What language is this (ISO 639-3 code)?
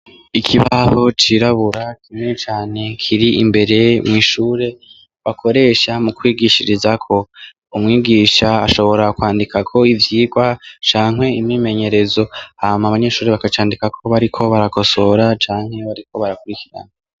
run